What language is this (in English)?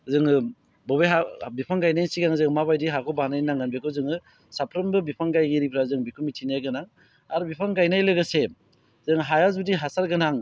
Bodo